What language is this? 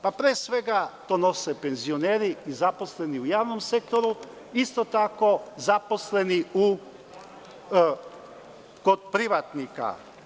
Serbian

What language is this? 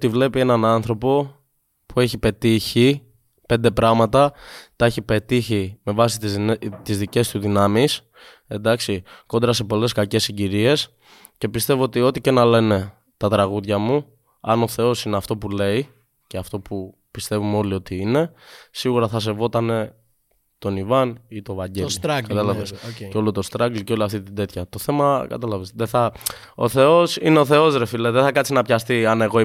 Greek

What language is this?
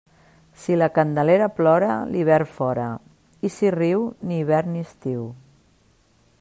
Catalan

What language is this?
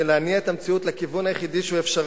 Hebrew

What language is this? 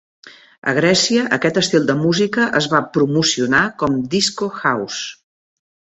Catalan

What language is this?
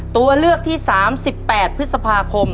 Thai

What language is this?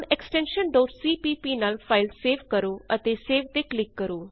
Punjabi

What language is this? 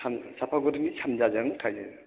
Bodo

